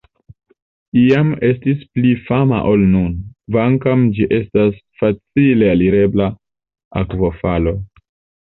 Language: Esperanto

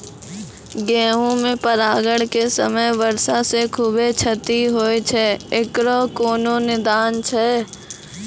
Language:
Maithili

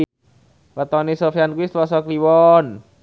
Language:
Javanese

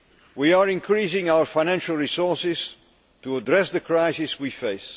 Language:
English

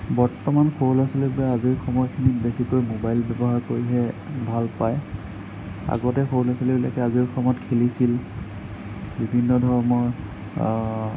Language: Assamese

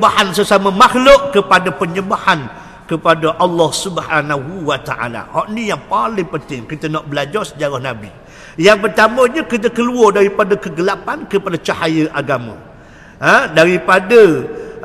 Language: Malay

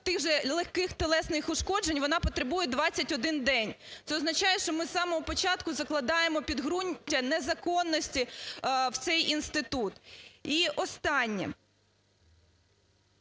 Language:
Ukrainian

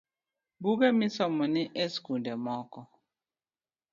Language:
Luo (Kenya and Tanzania)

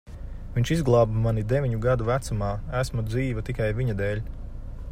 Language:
Latvian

